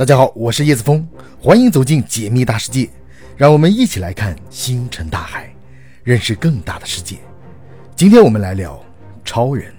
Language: Chinese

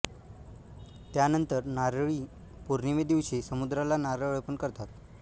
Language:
Marathi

